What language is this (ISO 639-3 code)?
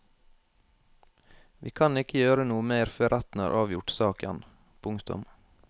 nor